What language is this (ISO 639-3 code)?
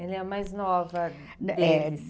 por